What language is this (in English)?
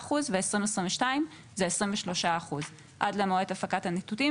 Hebrew